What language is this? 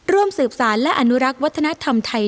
Thai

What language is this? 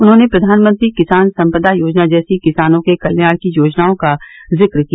Hindi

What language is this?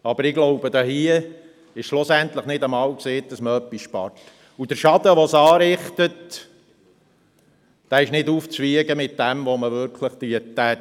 Swiss German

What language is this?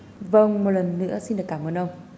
Vietnamese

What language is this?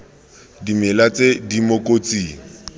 Tswana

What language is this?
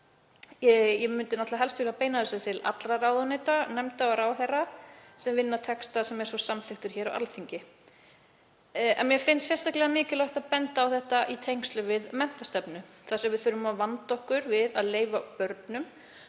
Icelandic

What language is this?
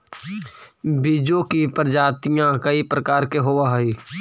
Magahi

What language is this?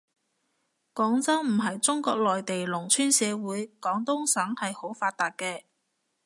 Cantonese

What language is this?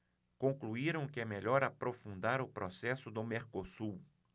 Portuguese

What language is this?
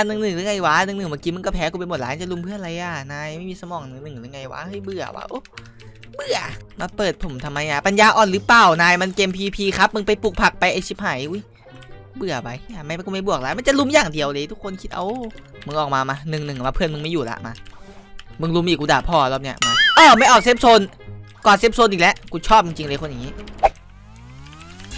Thai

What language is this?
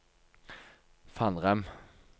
Norwegian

